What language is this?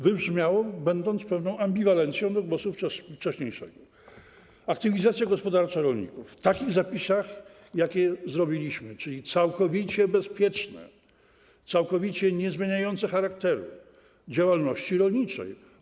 Polish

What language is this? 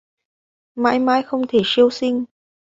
Vietnamese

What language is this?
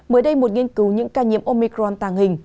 Vietnamese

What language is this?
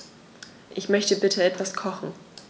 German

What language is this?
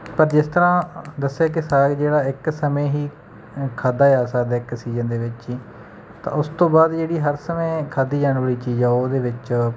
Punjabi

